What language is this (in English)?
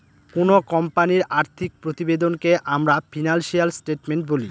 Bangla